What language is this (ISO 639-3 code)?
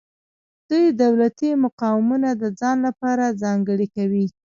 pus